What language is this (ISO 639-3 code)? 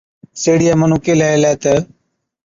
odk